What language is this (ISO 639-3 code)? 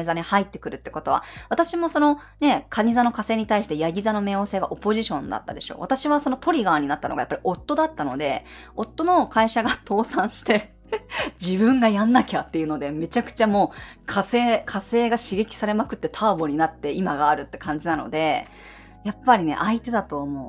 jpn